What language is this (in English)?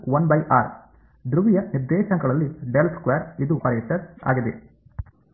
Kannada